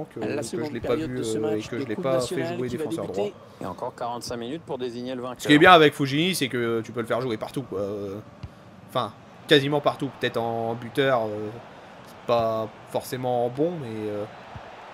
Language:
French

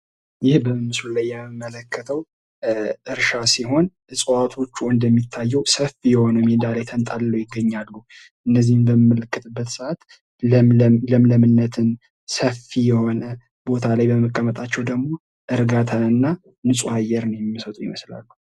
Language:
Amharic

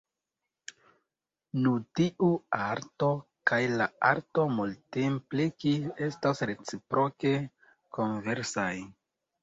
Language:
Esperanto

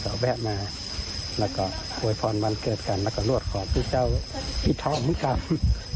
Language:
Thai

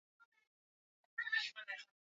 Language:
Swahili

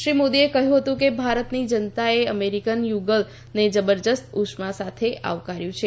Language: Gujarati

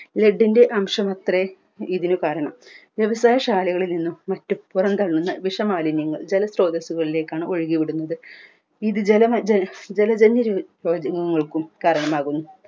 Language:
Malayalam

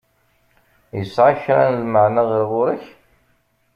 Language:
Kabyle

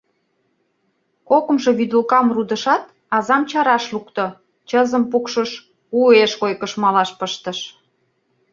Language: Mari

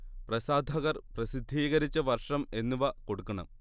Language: Malayalam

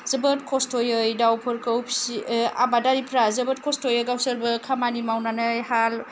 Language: Bodo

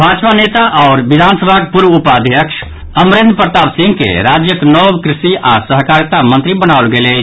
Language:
Maithili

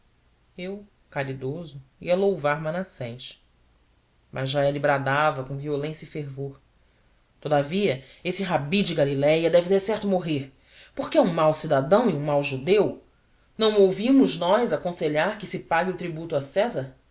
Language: Portuguese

